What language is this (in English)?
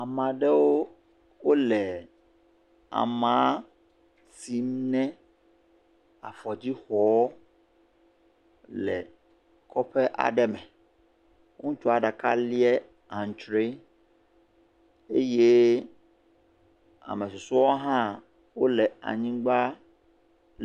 Ewe